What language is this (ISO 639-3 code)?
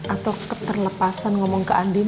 ind